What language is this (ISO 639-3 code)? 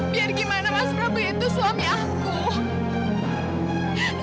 ind